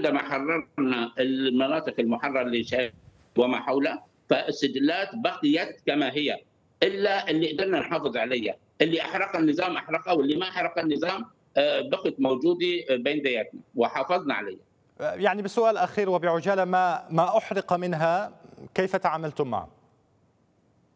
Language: Arabic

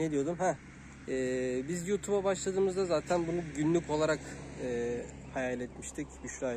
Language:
Turkish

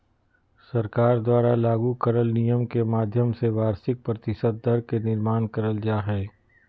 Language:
Magahi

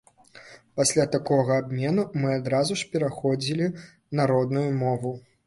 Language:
Belarusian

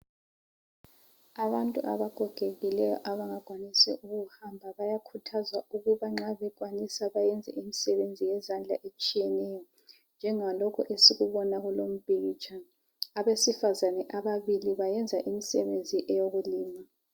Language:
North Ndebele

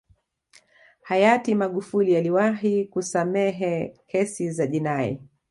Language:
Swahili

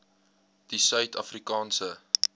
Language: Afrikaans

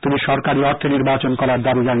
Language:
Bangla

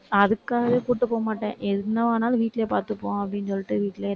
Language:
Tamil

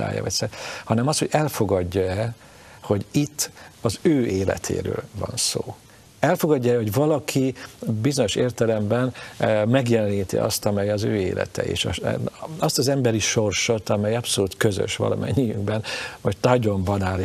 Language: Hungarian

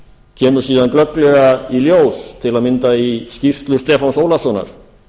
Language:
Icelandic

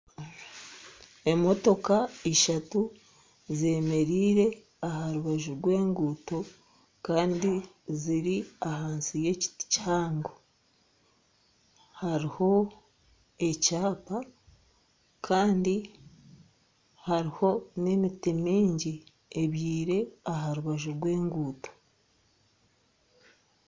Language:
Nyankole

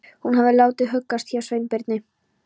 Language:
Icelandic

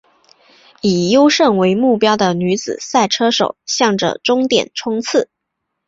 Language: Chinese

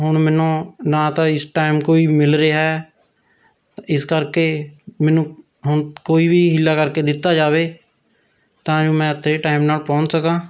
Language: Punjabi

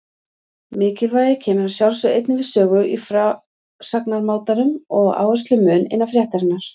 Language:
Icelandic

